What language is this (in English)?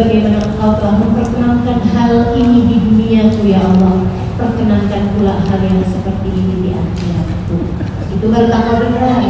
Indonesian